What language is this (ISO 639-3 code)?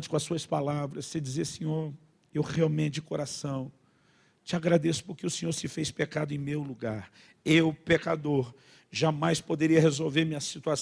por